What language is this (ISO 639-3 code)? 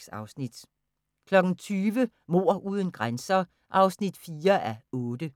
dan